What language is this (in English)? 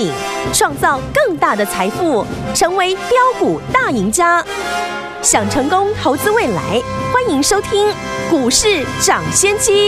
Chinese